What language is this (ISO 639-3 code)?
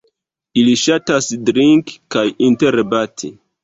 epo